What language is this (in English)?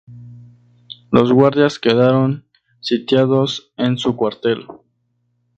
Spanish